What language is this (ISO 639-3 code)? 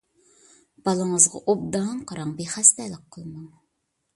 uig